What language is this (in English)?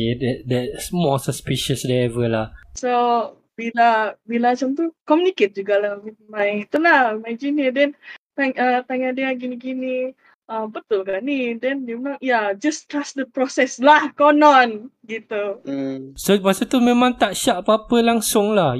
Malay